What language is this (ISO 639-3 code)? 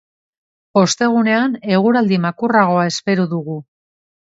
eus